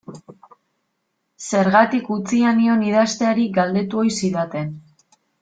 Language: Basque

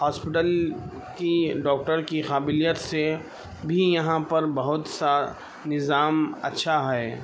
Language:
Urdu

